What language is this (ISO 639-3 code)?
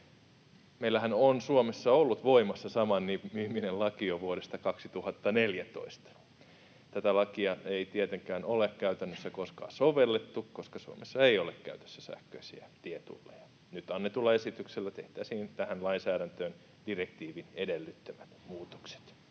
fin